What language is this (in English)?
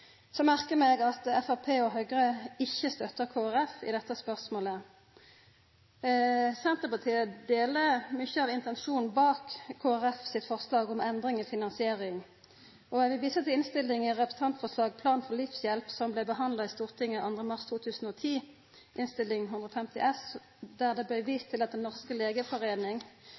Norwegian Nynorsk